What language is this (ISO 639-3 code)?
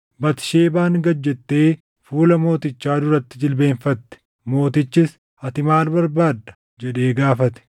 orm